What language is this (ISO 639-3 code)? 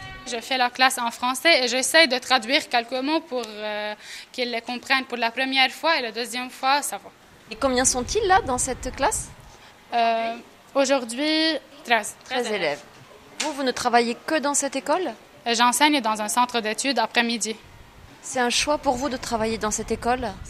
fra